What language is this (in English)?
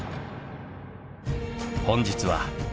Japanese